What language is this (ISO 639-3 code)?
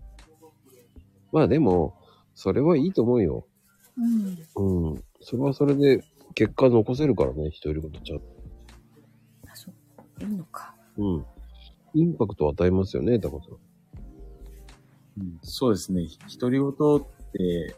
jpn